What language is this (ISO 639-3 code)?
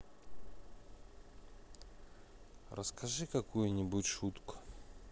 rus